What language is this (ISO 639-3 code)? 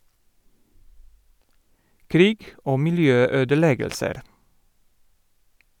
nor